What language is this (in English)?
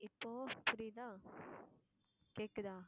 Tamil